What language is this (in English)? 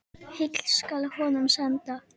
Icelandic